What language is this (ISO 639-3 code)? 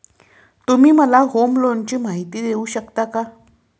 mar